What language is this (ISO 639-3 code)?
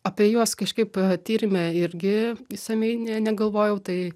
lit